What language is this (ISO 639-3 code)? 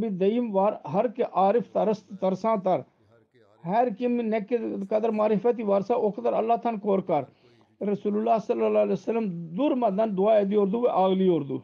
tur